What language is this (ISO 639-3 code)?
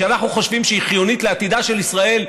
heb